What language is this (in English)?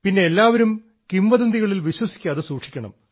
Malayalam